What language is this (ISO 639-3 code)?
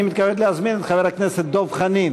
heb